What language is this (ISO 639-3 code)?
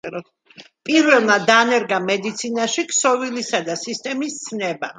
kat